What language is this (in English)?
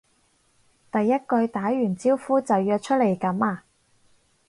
Cantonese